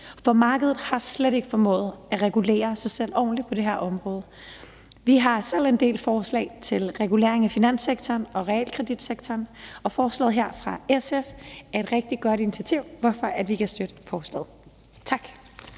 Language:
Danish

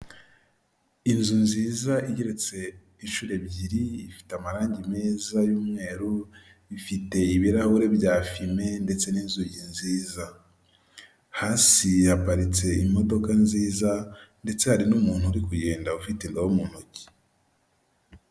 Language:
Kinyarwanda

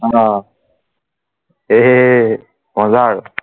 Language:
Assamese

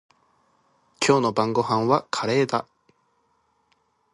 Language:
Japanese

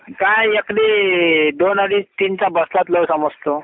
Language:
Marathi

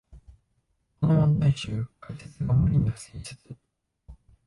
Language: Japanese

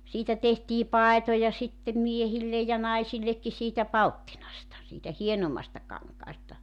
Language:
Finnish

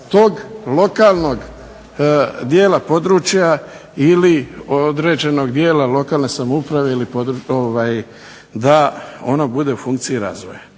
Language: Croatian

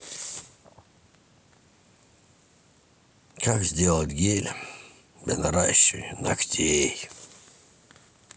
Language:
Russian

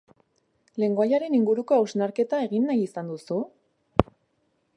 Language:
Basque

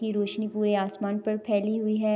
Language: Urdu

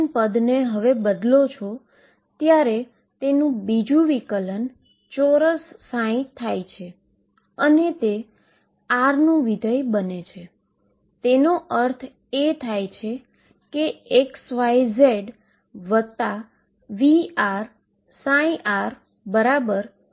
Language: Gujarati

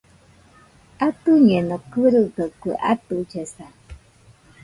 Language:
Nüpode Huitoto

